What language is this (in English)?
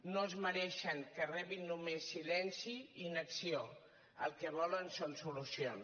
Catalan